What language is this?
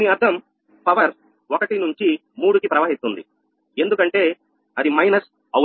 Telugu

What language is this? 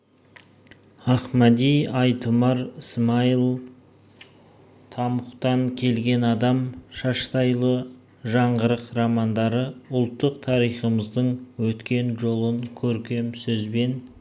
Kazakh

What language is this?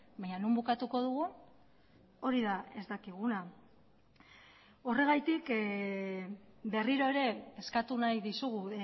Basque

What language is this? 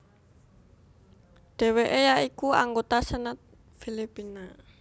Javanese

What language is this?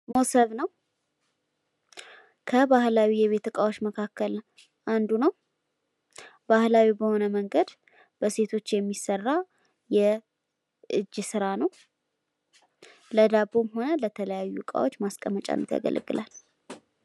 Amharic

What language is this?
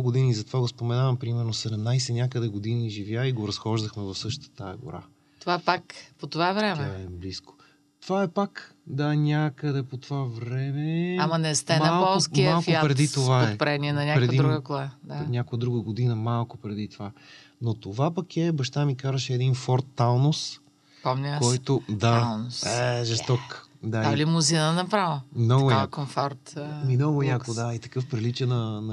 Bulgarian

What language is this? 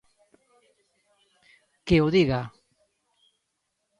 Galician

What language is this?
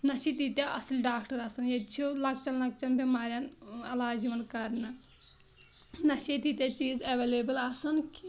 Kashmiri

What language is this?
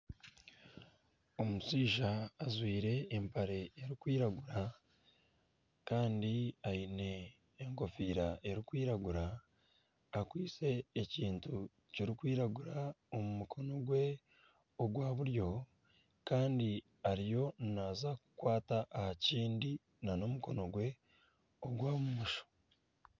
Nyankole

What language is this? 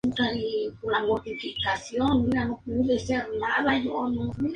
Spanish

